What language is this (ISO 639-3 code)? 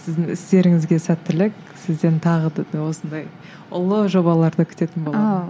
kaz